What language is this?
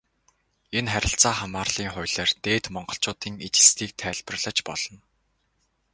Mongolian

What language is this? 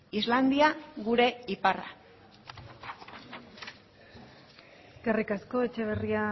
Basque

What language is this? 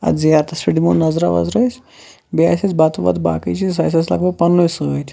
Kashmiri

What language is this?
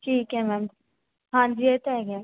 Punjabi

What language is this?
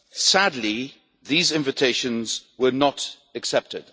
English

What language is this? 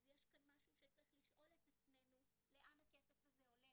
Hebrew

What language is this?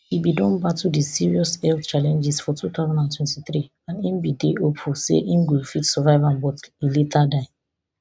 Nigerian Pidgin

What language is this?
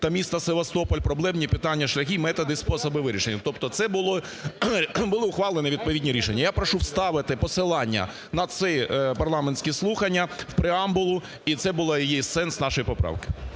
Ukrainian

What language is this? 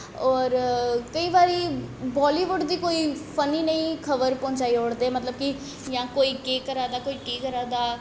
Dogri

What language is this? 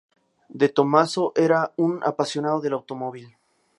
Spanish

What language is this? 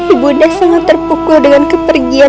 Indonesian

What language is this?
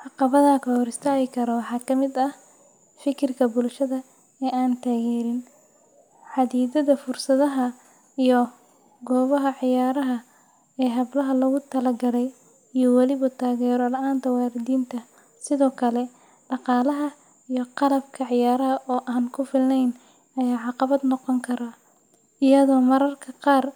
Somali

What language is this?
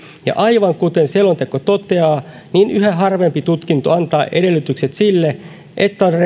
Finnish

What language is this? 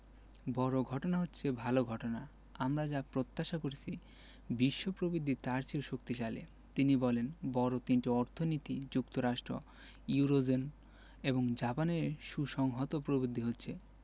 Bangla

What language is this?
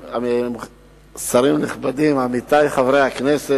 Hebrew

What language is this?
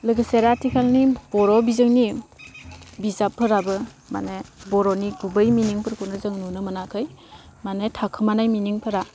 Bodo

